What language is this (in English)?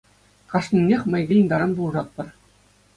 Chuvash